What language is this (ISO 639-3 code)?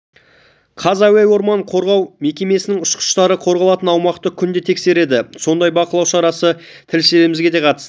kaz